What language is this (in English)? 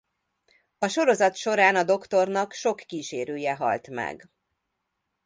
Hungarian